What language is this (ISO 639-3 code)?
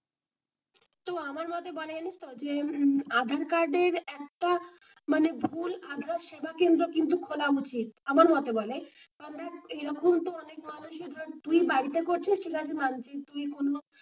ben